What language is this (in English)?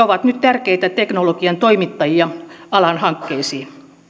Finnish